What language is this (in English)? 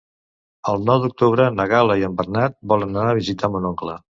Catalan